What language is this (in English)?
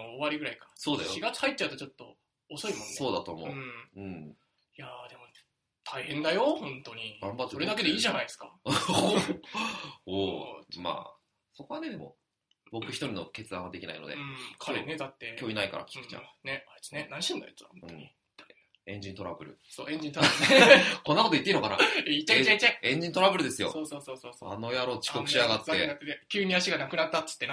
Japanese